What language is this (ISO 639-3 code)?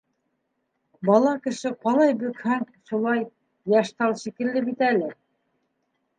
bak